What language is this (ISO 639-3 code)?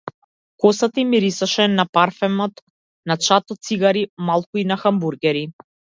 mkd